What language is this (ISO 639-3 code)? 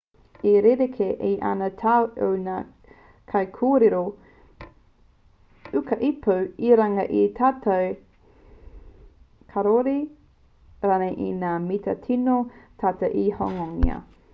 mri